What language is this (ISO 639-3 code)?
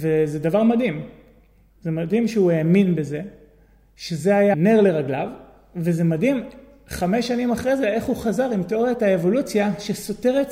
heb